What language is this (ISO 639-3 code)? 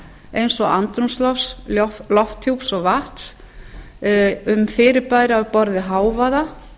isl